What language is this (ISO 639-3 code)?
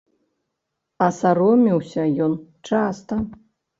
bel